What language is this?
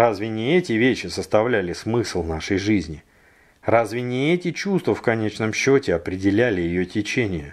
Russian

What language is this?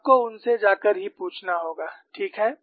Hindi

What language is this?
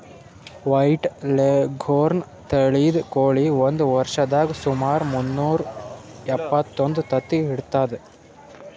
Kannada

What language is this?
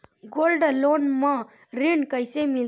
Chhattisgarhi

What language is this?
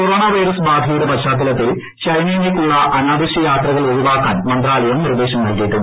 Malayalam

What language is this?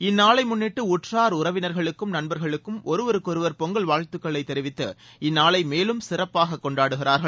Tamil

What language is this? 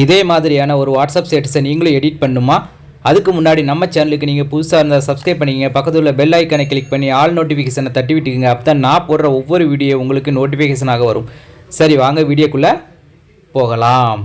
Tamil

